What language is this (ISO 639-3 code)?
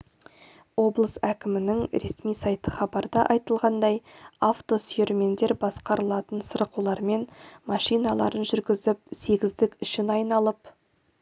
kaz